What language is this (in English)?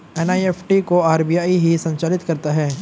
Hindi